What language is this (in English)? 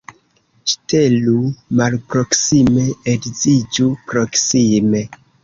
Esperanto